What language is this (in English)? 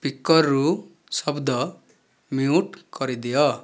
Odia